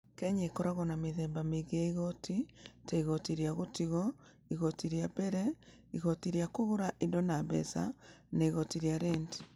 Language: Kikuyu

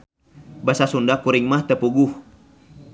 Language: Sundanese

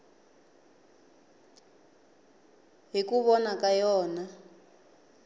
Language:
Tsonga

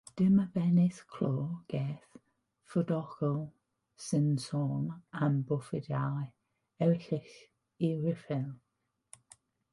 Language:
Welsh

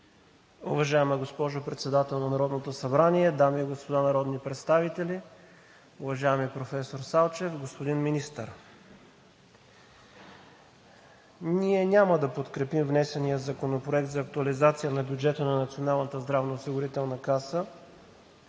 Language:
Bulgarian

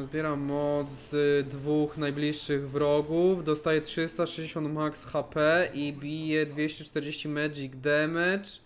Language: Polish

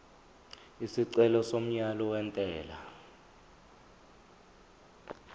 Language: Zulu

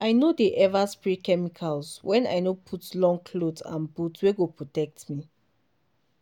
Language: Nigerian Pidgin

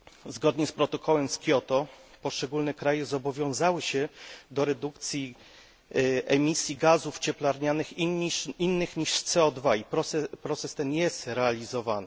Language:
Polish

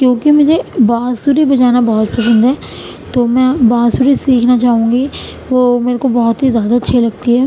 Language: Urdu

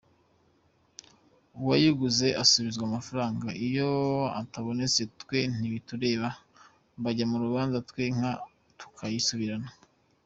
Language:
Kinyarwanda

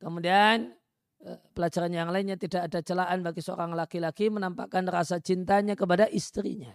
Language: Indonesian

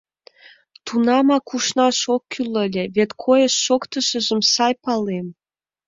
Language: Mari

